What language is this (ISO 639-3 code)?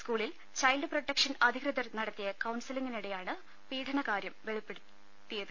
mal